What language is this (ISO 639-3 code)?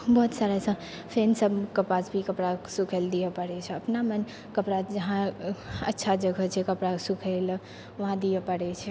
mai